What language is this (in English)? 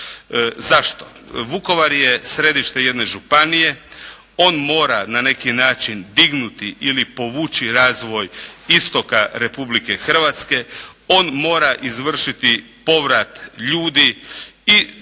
Croatian